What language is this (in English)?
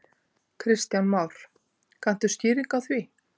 Icelandic